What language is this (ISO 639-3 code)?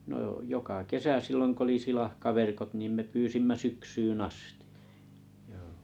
fin